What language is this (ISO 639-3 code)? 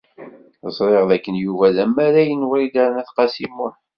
kab